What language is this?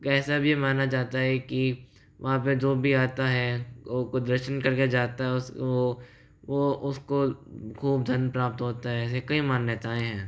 Hindi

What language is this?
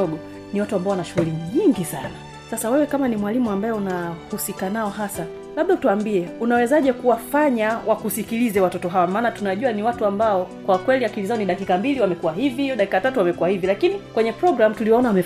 Swahili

